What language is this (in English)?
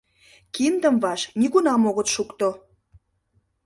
Mari